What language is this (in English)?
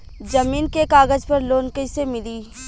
Bhojpuri